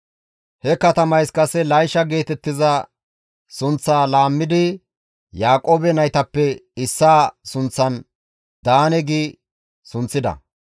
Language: Gamo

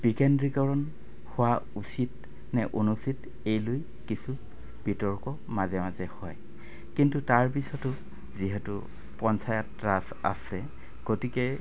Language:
Assamese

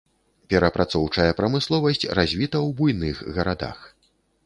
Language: Belarusian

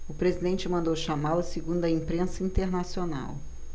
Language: Portuguese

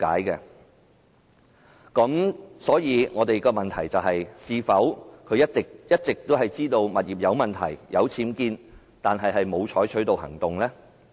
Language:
Cantonese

